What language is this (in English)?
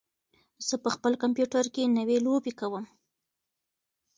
Pashto